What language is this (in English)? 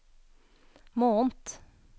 Norwegian